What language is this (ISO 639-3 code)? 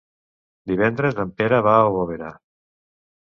cat